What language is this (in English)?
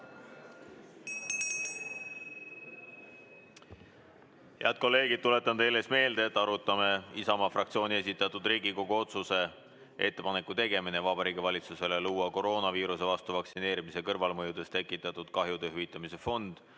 Estonian